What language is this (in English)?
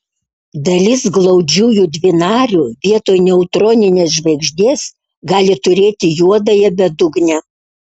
Lithuanian